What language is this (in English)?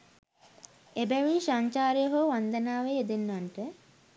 Sinhala